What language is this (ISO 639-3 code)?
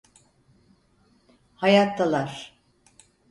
tur